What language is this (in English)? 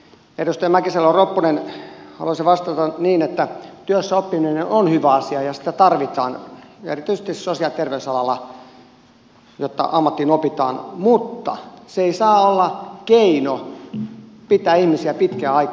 Finnish